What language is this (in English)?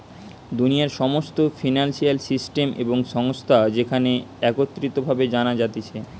Bangla